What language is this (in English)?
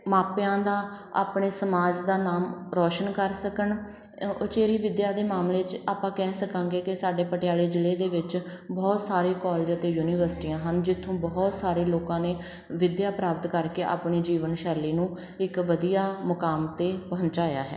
Punjabi